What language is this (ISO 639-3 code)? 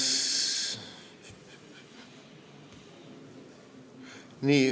est